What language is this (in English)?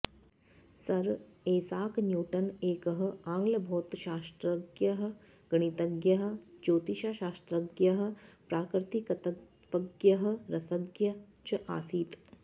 Sanskrit